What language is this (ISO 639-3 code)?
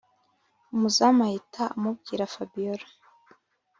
kin